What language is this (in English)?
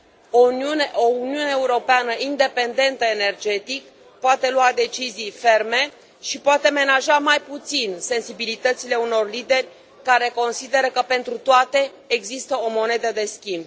Romanian